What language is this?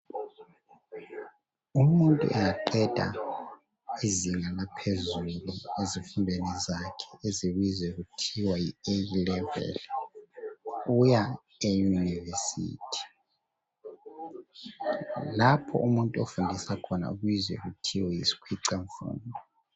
North Ndebele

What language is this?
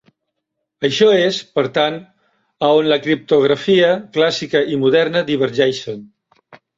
Catalan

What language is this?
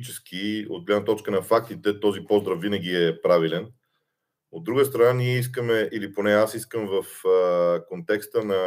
Bulgarian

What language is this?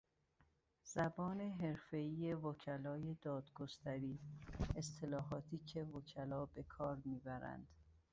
Persian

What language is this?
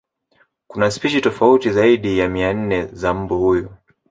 Swahili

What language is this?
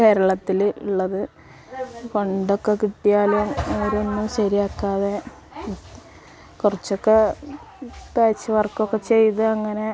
Malayalam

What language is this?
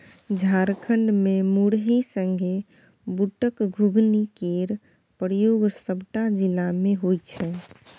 Maithili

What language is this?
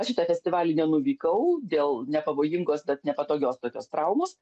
Lithuanian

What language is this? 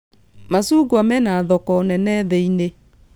Kikuyu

